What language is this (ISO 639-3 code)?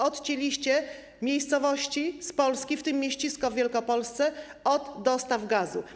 pol